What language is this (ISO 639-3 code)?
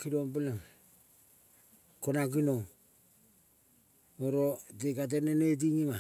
kol